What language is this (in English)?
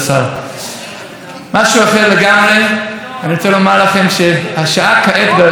Hebrew